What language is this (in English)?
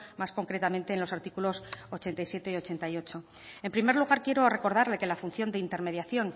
Spanish